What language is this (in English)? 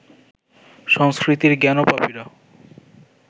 Bangla